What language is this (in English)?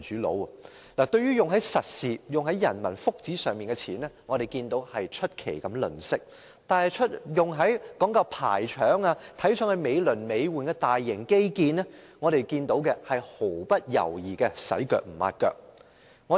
Cantonese